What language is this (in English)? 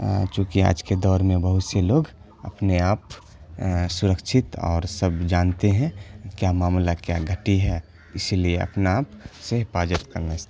Urdu